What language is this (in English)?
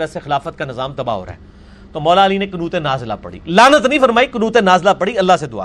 Urdu